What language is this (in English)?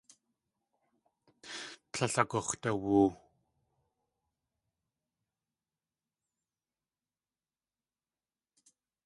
Tlingit